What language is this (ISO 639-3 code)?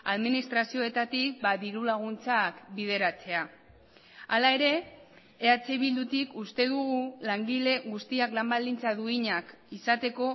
eus